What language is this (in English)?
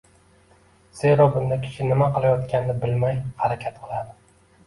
Uzbek